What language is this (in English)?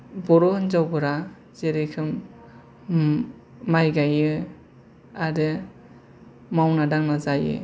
Bodo